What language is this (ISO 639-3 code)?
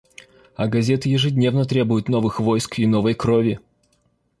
rus